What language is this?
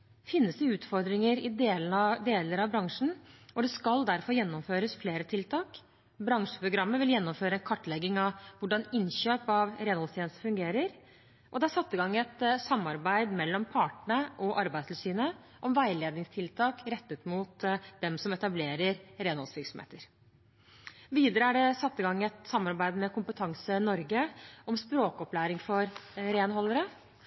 Norwegian Bokmål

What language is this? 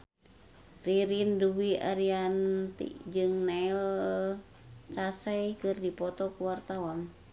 Sundanese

